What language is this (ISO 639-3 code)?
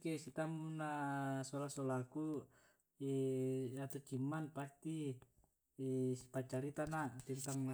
rob